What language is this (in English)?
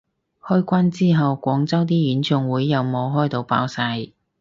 Cantonese